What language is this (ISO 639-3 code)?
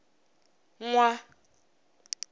tso